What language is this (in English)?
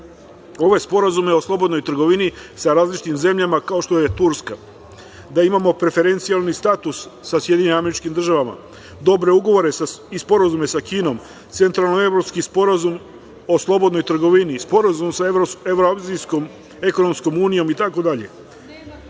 Serbian